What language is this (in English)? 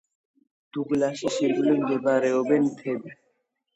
Georgian